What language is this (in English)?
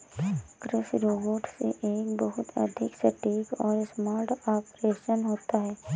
Hindi